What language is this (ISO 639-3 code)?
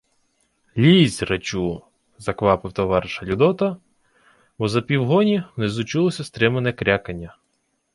ukr